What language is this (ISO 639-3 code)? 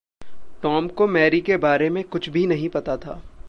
hin